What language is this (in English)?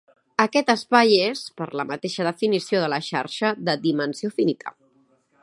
Catalan